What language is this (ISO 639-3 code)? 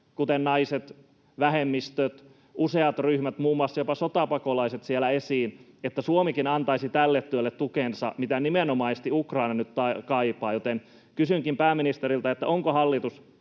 fin